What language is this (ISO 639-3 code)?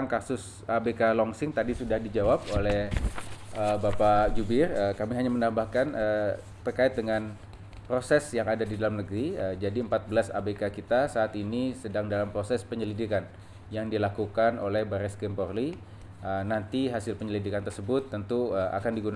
ind